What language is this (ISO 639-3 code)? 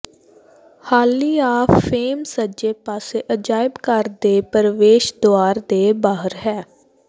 pan